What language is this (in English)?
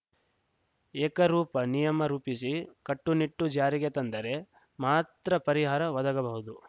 Kannada